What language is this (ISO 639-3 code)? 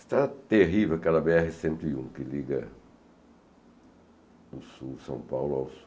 por